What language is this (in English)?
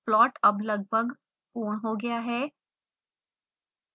Hindi